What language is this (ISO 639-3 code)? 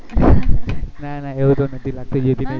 guj